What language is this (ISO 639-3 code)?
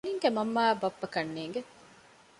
div